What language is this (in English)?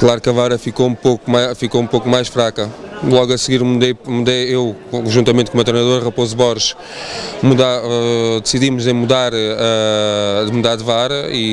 Portuguese